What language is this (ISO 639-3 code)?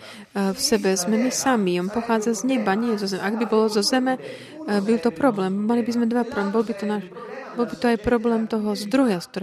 slk